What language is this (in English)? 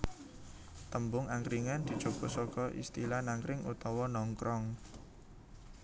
Javanese